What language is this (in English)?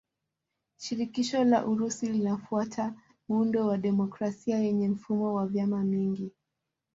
Swahili